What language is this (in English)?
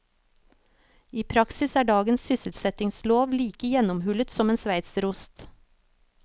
Norwegian